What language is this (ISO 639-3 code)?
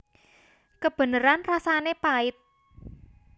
jav